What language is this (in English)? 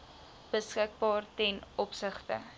Afrikaans